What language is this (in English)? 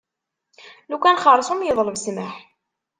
Kabyle